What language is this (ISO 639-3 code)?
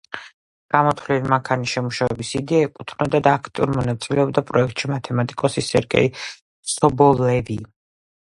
kat